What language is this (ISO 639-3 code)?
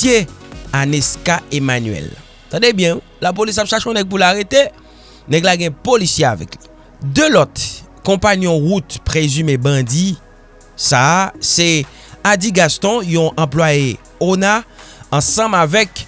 fra